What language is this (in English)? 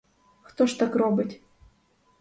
Ukrainian